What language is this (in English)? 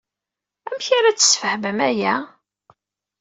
Kabyle